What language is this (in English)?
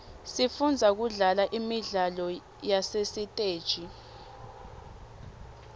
Swati